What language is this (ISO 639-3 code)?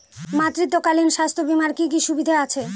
ben